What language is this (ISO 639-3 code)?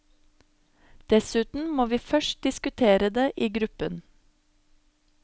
nor